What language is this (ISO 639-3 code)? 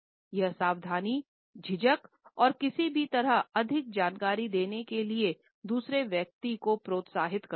hin